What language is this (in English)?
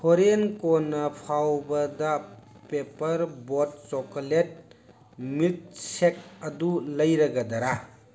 Manipuri